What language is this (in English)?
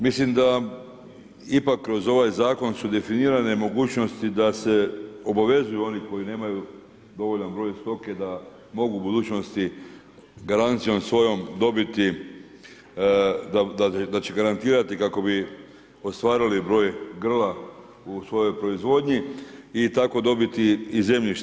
Croatian